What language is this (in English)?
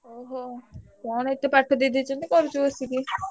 Odia